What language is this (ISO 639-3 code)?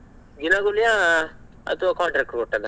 kan